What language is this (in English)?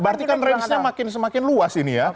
Indonesian